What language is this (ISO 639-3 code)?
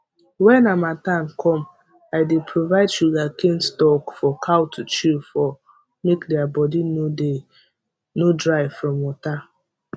pcm